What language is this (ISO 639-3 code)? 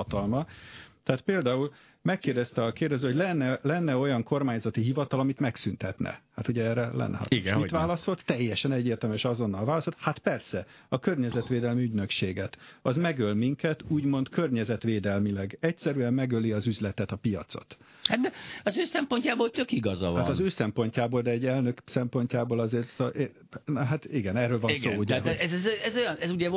hun